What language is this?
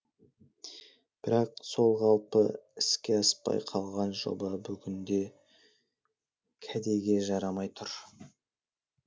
Kazakh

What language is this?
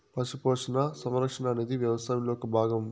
Telugu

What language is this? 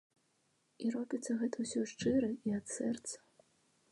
Belarusian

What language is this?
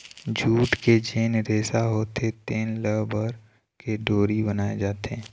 Chhattisgarhi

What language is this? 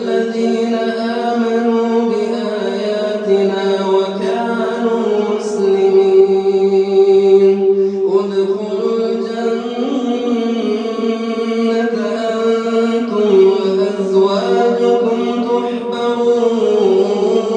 Arabic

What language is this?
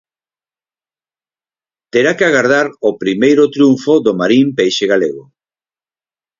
Galician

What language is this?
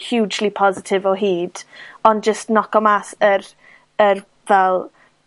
Welsh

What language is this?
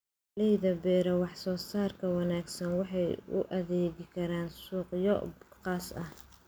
Somali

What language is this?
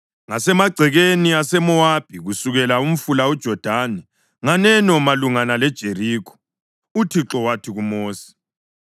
North Ndebele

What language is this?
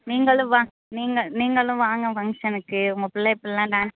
Tamil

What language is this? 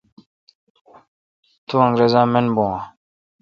Kalkoti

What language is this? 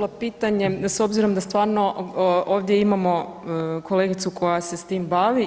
Croatian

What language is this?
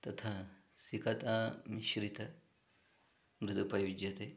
Sanskrit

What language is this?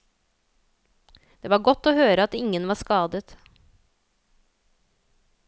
Norwegian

